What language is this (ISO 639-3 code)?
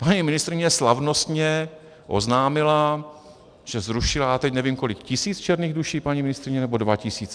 ces